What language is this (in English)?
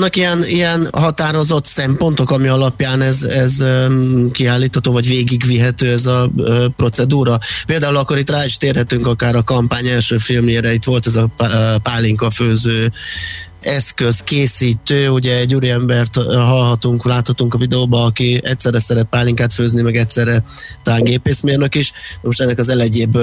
Hungarian